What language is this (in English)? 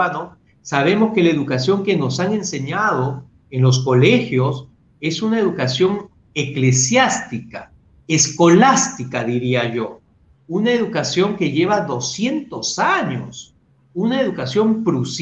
Spanish